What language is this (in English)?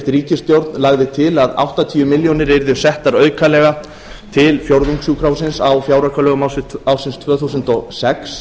Icelandic